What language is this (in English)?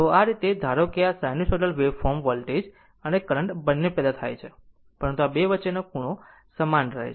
Gujarati